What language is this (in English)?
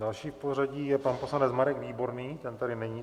Czech